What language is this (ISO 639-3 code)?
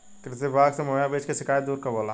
bho